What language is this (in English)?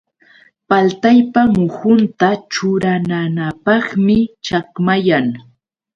Yauyos Quechua